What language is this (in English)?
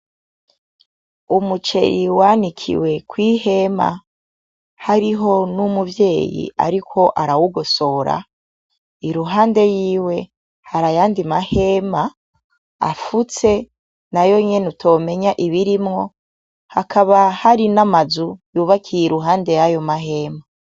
Rundi